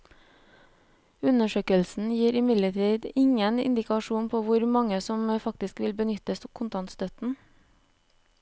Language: Norwegian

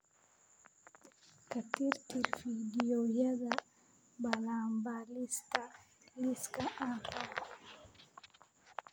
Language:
Somali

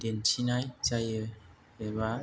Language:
Bodo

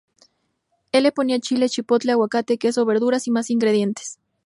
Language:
Spanish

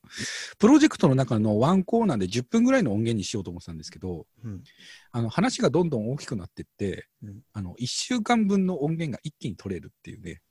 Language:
Japanese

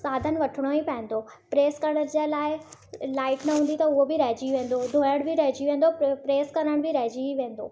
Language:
Sindhi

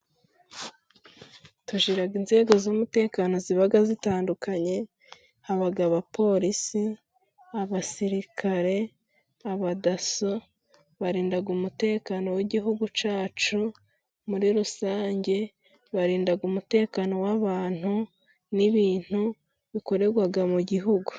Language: Kinyarwanda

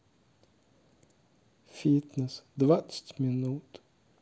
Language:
Russian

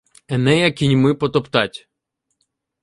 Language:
Ukrainian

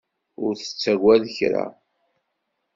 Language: Kabyle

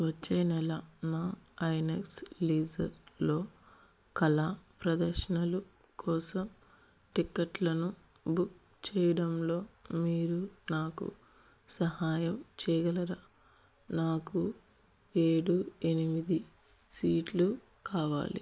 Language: Telugu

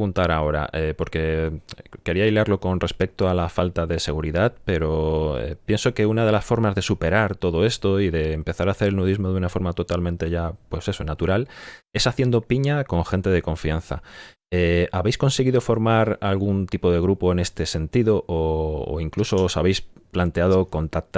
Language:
Spanish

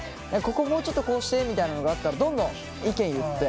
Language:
Japanese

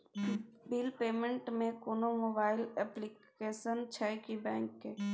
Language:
Maithili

